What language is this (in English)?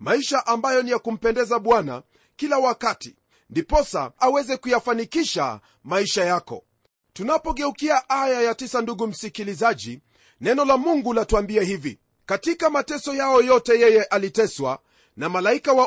Swahili